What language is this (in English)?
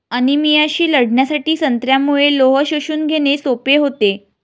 Marathi